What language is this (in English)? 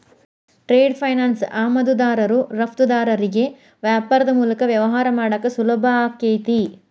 Kannada